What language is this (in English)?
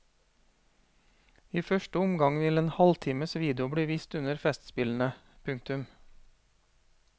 Norwegian